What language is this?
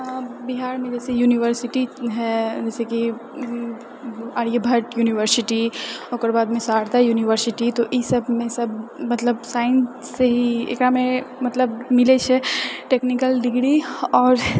Maithili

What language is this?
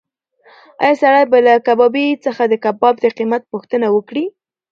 Pashto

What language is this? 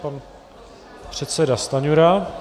Czech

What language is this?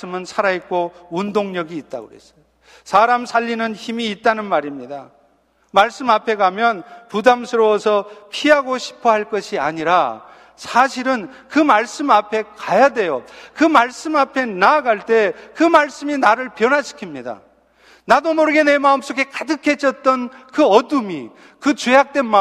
Korean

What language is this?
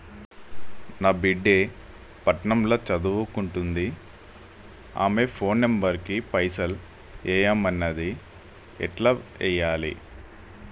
Telugu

